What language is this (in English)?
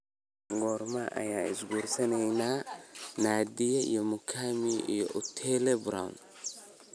Somali